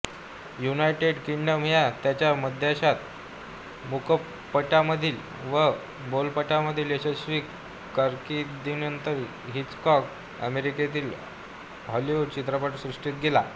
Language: Marathi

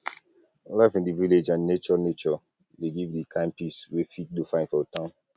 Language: Nigerian Pidgin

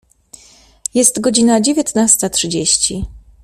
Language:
Polish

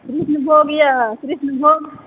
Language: Maithili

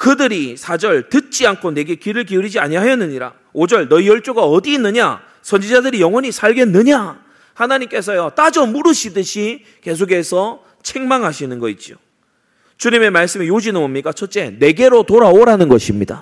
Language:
Korean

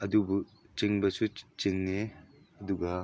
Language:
Manipuri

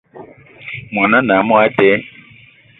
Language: Eton (Cameroon)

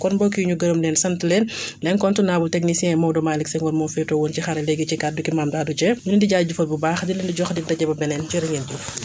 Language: Wolof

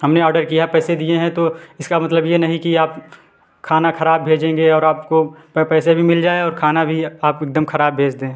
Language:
Hindi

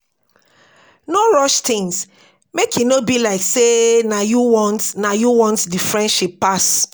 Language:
Nigerian Pidgin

